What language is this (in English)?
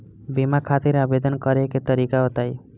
Bhojpuri